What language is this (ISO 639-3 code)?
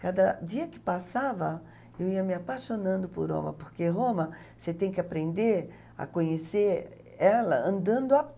por